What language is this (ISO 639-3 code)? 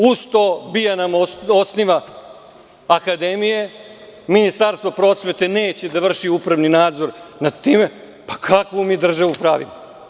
srp